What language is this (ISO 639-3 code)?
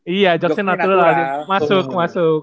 ind